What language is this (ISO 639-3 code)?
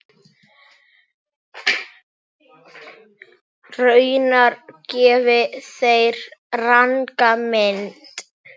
isl